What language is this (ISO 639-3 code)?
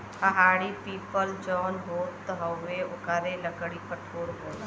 bho